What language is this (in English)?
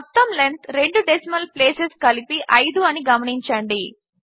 Telugu